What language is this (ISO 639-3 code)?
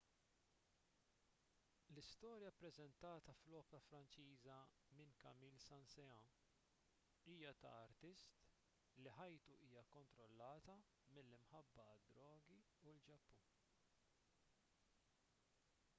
mlt